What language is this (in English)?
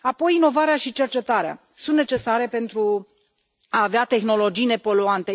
Romanian